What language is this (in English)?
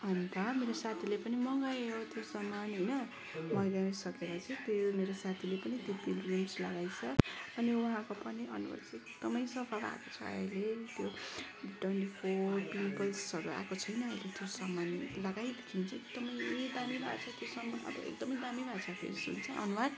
Nepali